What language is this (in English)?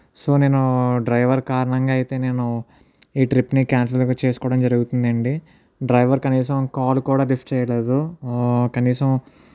Telugu